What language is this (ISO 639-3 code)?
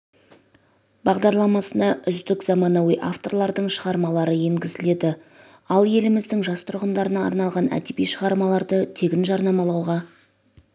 kaz